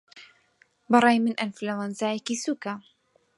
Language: Central Kurdish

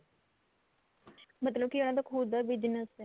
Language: Punjabi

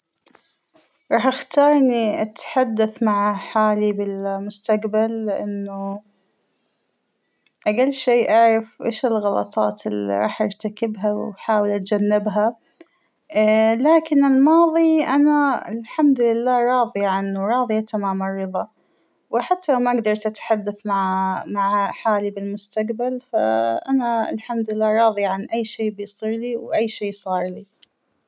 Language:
Hijazi Arabic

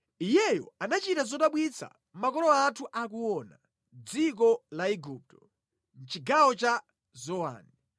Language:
Nyanja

